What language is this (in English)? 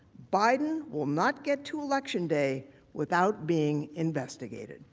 English